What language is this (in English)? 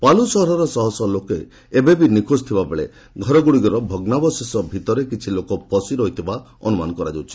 Odia